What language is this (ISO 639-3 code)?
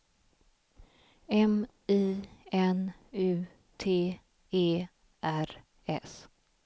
swe